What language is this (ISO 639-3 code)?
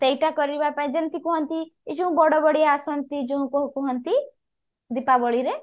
ori